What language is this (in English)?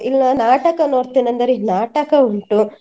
Kannada